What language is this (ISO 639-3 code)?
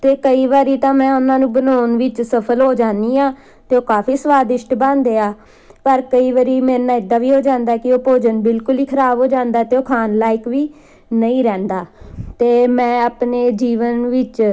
pan